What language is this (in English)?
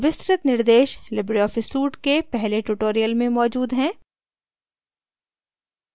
Hindi